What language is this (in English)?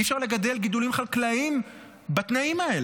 Hebrew